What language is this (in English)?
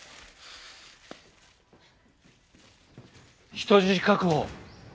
Japanese